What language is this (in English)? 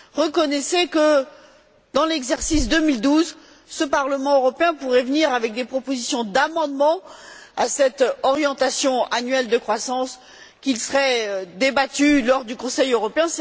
French